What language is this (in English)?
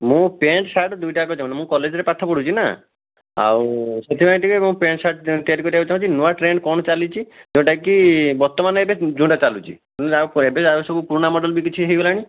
Odia